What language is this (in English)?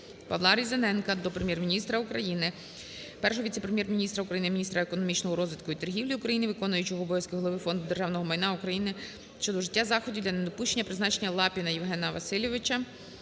Ukrainian